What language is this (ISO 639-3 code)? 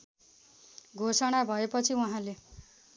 nep